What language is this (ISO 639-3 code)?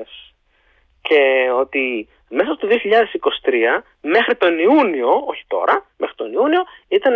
ell